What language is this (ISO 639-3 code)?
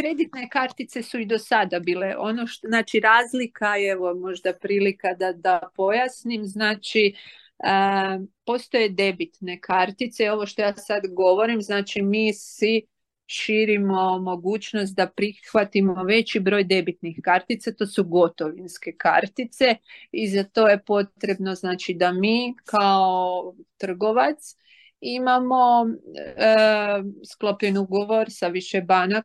hrv